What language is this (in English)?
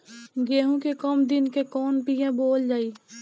Bhojpuri